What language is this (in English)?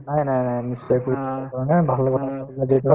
Assamese